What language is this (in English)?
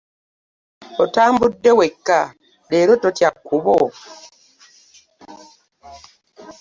Ganda